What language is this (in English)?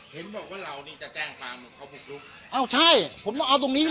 Thai